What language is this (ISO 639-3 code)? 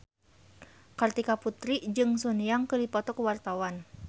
sun